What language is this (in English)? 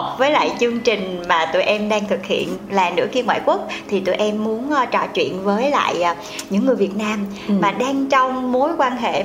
Vietnamese